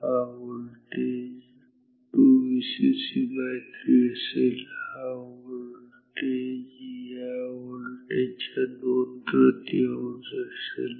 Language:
Marathi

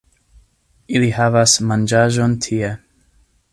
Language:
Esperanto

